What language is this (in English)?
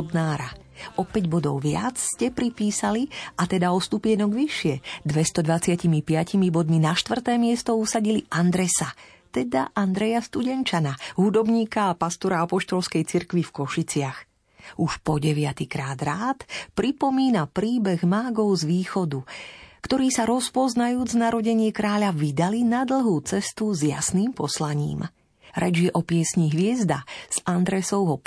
Slovak